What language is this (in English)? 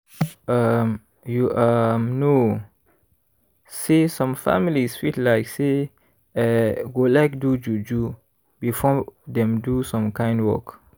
Nigerian Pidgin